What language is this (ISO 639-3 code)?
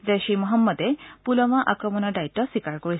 asm